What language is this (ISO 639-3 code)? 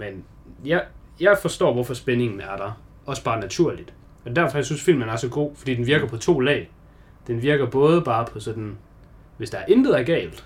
dan